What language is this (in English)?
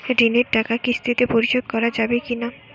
Bangla